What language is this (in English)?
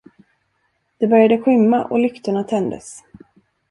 Swedish